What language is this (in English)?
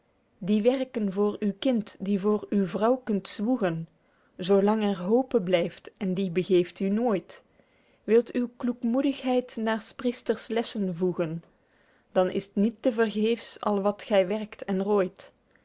Dutch